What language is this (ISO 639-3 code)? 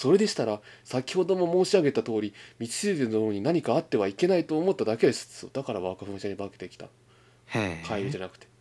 jpn